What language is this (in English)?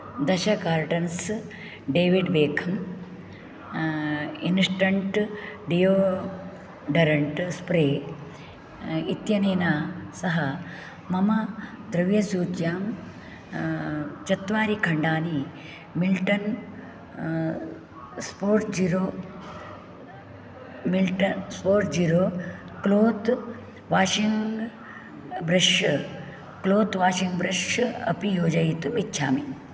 Sanskrit